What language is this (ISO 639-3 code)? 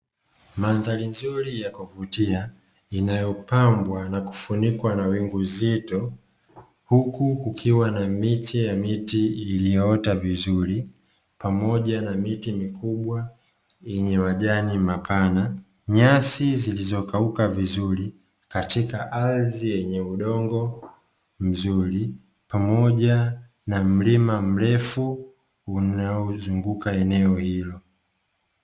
swa